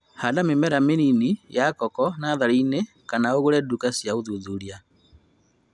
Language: Kikuyu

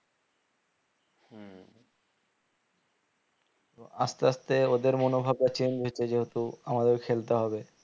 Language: Bangla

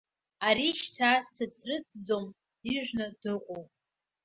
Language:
Abkhazian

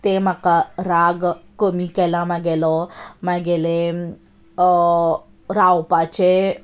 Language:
Konkani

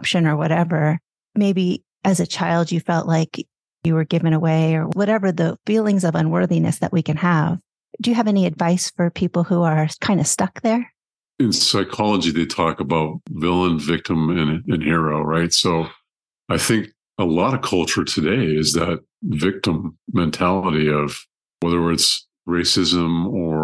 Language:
English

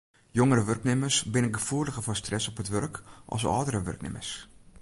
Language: Western Frisian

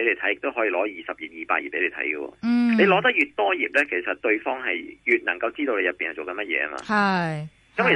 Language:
Chinese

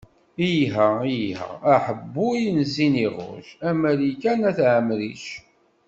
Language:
Kabyle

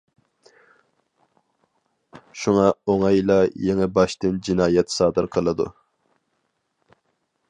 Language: Uyghur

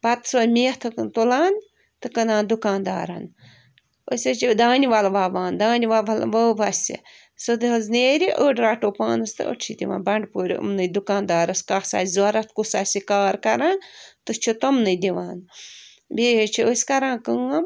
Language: Kashmiri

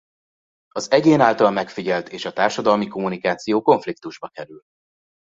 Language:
Hungarian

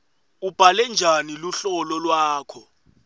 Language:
Swati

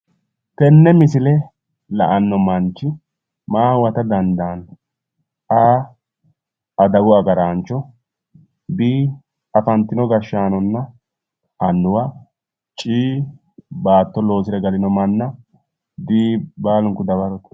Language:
Sidamo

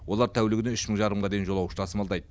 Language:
Kazakh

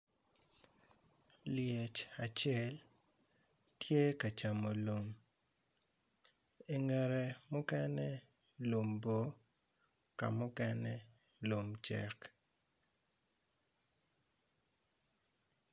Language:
Acoli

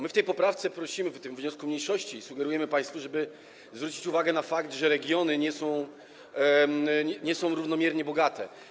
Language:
Polish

